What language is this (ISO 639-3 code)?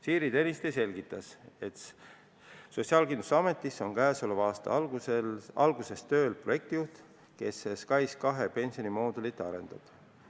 est